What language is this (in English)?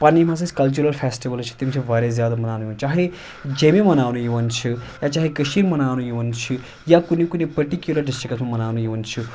Kashmiri